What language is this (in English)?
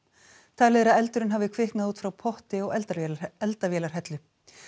Icelandic